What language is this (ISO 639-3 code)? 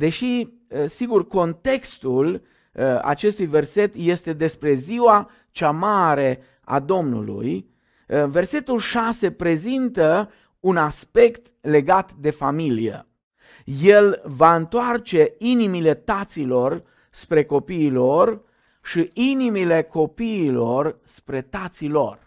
ron